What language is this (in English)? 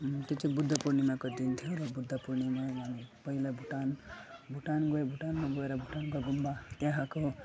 Nepali